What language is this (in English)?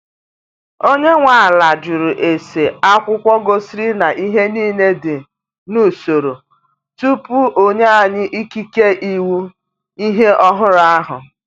Igbo